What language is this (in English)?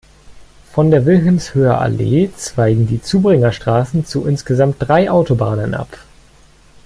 German